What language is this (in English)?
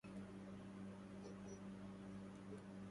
Arabic